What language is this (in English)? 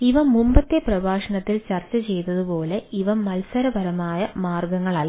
Malayalam